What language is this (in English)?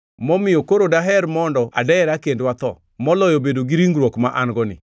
Luo (Kenya and Tanzania)